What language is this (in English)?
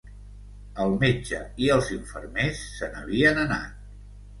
Catalan